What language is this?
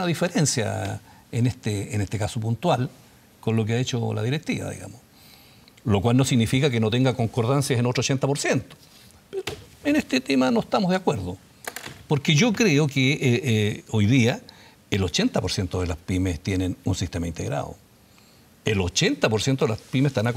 Spanish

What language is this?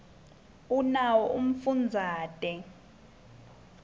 Swati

